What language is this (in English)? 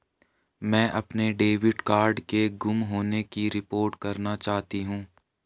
Hindi